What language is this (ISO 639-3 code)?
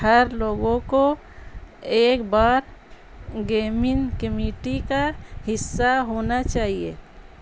urd